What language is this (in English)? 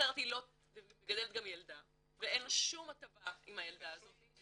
Hebrew